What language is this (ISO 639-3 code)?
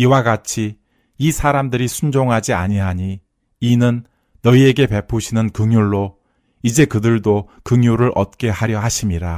kor